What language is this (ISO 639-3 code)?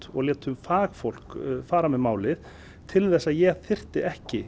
isl